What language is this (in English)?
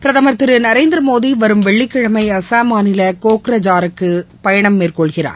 Tamil